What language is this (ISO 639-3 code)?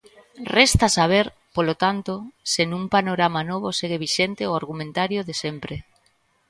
glg